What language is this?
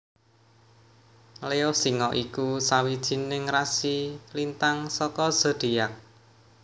Javanese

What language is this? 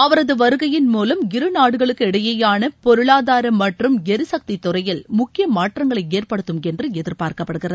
Tamil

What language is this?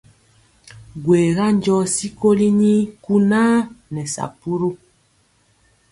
Mpiemo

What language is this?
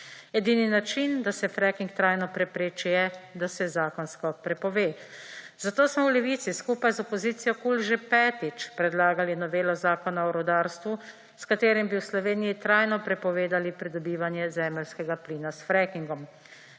Slovenian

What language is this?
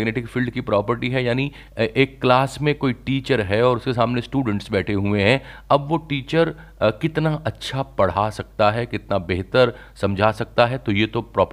Hindi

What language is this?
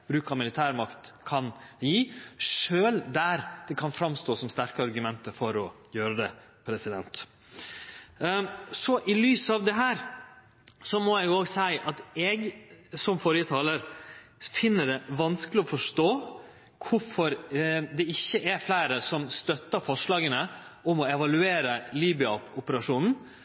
Norwegian Nynorsk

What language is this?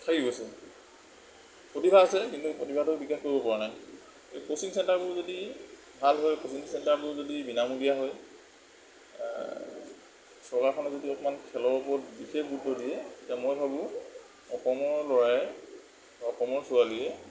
Assamese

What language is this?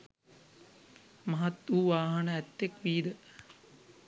Sinhala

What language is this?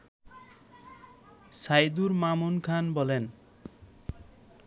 Bangla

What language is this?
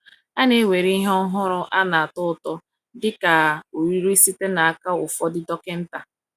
Igbo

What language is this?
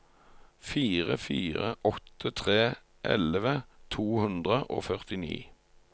Norwegian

